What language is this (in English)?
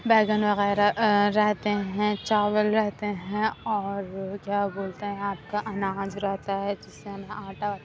Urdu